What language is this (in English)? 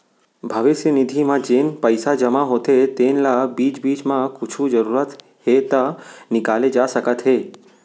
Chhattisgarhi